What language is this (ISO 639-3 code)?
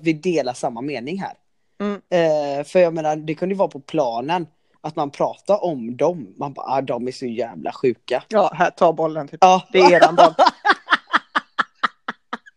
swe